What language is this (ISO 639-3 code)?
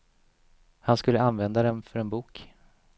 swe